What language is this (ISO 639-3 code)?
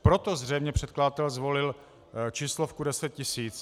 ces